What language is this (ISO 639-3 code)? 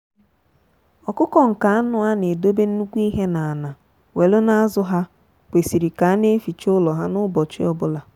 ibo